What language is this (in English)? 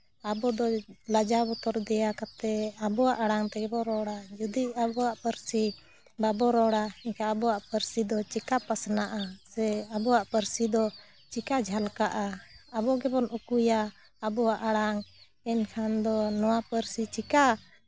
Santali